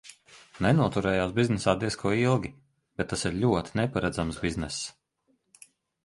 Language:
Latvian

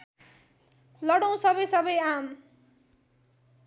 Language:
Nepali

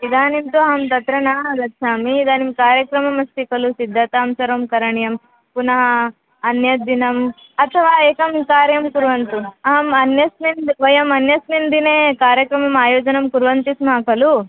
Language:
Sanskrit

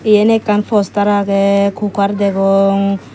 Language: Chakma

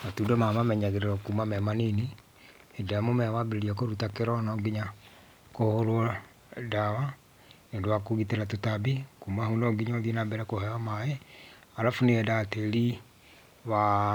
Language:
Kikuyu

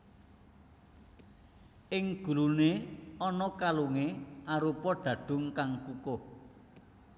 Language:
Javanese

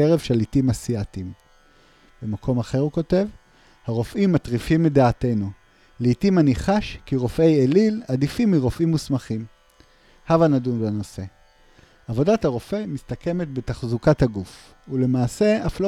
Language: Hebrew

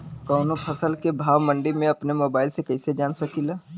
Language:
Bhojpuri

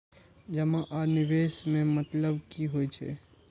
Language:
Maithili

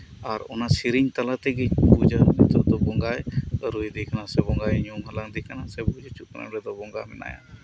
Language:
Santali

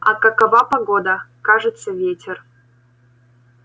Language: Russian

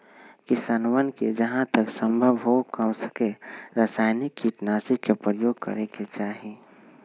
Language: Magahi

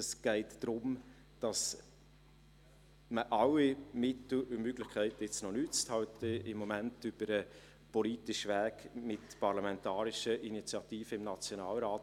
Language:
Swiss German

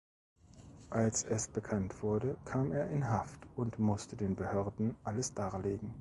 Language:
German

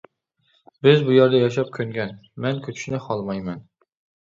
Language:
Uyghur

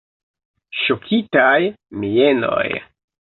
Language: Esperanto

